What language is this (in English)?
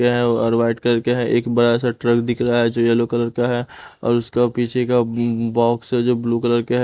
Hindi